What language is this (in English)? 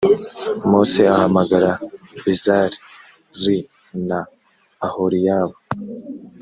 Kinyarwanda